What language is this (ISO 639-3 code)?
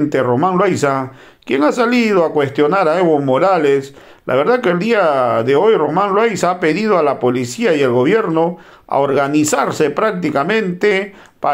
spa